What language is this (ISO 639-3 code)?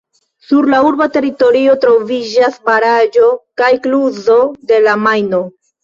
epo